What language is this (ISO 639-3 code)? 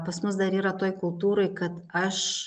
lit